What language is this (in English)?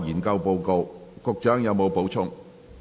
Cantonese